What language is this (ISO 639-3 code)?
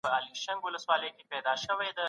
pus